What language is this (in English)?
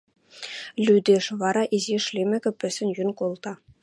Western Mari